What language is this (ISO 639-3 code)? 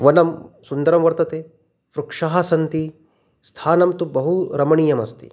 san